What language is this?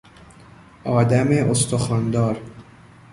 Persian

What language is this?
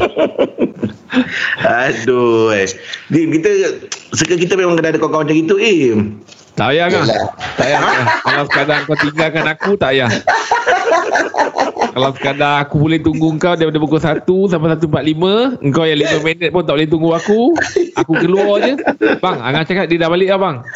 Malay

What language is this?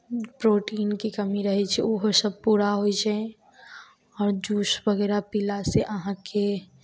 Maithili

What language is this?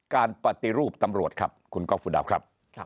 Thai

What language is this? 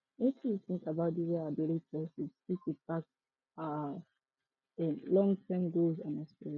Nigerian Pidgin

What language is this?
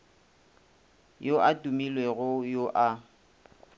Northern Sotho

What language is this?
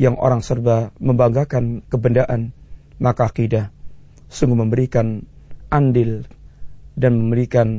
Malay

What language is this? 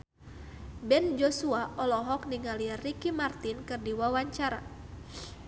Sundanese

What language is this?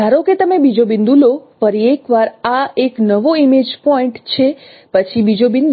Gujarati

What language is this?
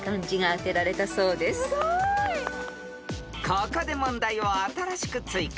Japanese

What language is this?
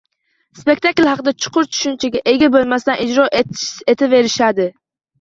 Uzbek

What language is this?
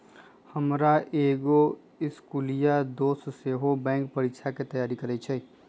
Magahi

